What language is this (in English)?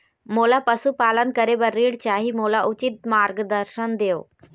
Chhattisgarhi